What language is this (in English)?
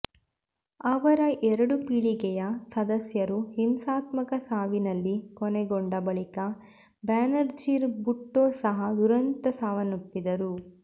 Kannada